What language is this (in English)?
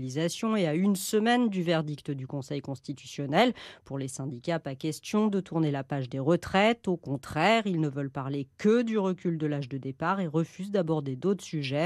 French